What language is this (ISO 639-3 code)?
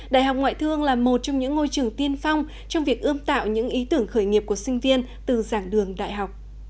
vie